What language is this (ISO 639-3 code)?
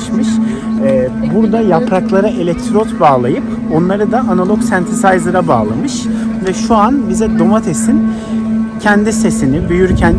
tur